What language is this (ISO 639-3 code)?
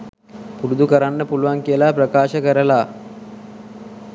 sin